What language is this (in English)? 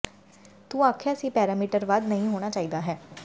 Punjabi